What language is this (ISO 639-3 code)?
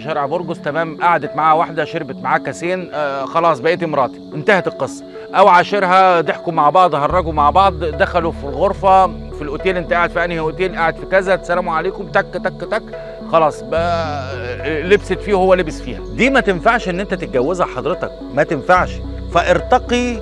ara